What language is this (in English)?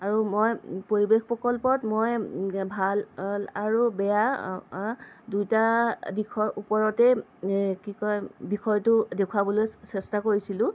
Assamese